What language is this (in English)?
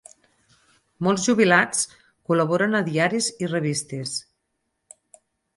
Catalan